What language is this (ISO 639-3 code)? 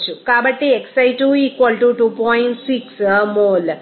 tel